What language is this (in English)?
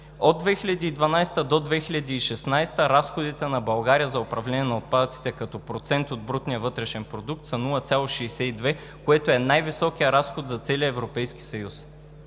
Bulgarian